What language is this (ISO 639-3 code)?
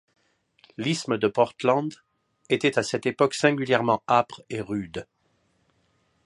fra